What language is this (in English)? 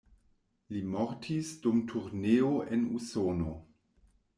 Esperanto